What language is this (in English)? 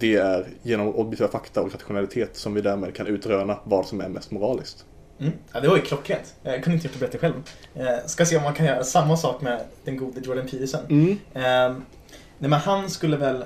Swedish